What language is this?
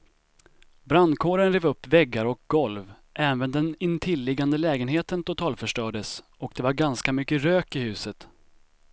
Swedish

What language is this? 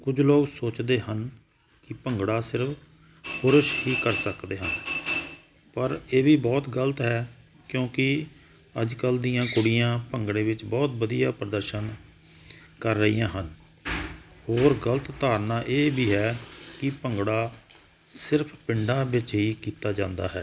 Punjabi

